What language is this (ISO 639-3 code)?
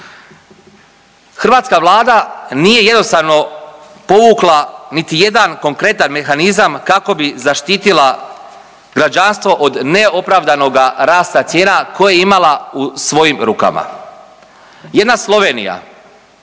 hrv